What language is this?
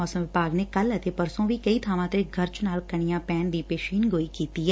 Punjabi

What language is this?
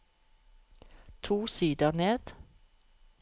Norwegian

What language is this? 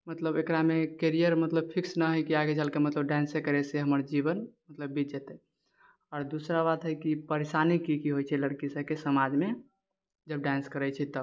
Maithili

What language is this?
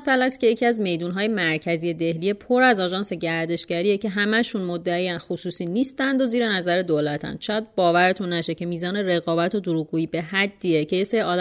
Persian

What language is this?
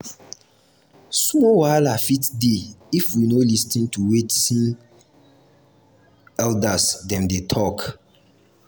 Nigerian Pidgin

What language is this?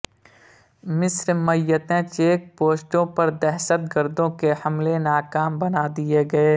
Urdu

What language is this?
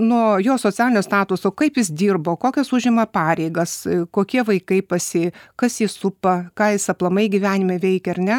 Lithuanian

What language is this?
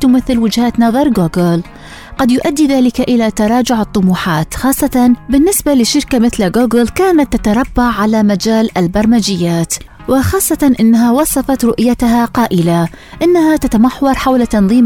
Arabic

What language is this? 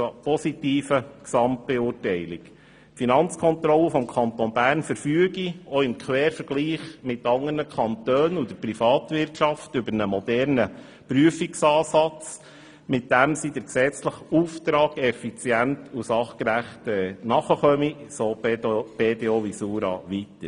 Swiss German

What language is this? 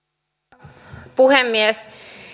Finnish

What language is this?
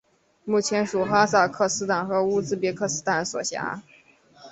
Chinese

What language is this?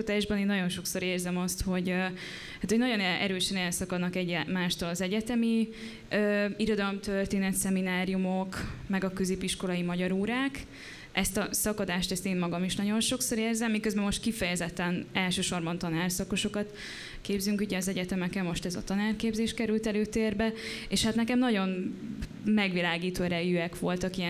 Hungarian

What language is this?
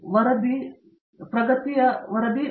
Kannada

